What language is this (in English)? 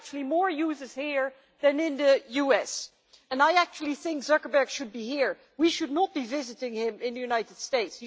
English